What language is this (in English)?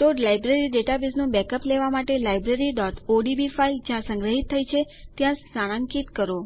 Gujarati